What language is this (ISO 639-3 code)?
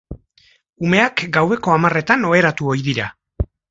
eus